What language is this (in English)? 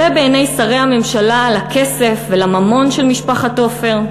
Hebrew